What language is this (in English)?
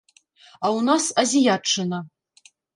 Belarusian